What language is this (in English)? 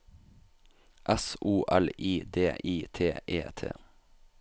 Norwegian